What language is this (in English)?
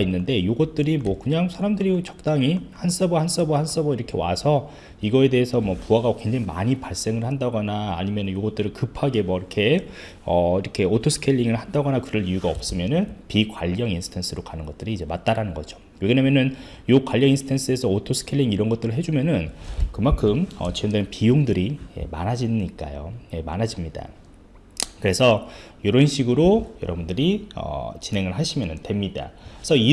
Korean